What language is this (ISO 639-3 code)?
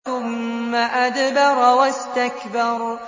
ara